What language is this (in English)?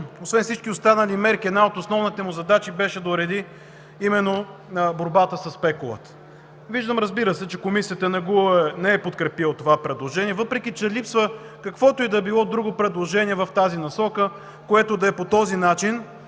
Bulgarian